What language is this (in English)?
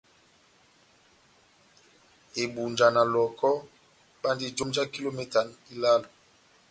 Batanga